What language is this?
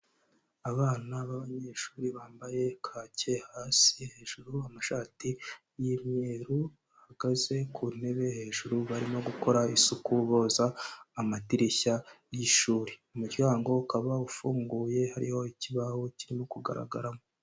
Kinyarwanda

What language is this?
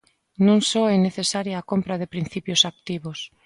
Galician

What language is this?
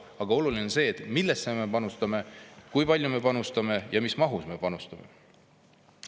Estonian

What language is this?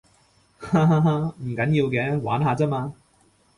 Cantonese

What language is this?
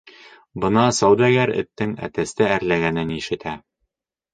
Bashkir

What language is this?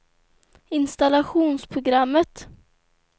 Swedish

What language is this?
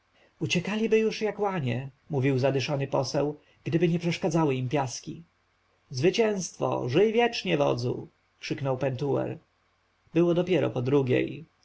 Polish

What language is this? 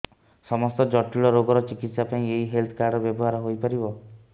Odia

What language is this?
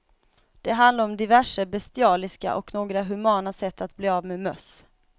Swedish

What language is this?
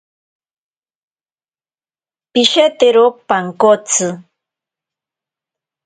Ashéninka Perené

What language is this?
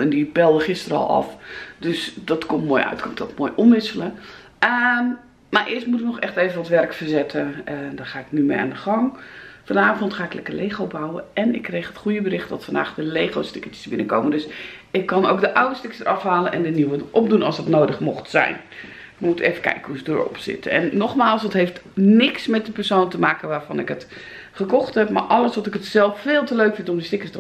Dutch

